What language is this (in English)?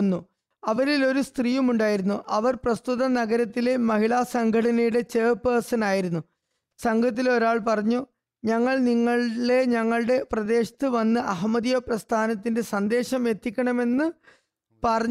Malayalam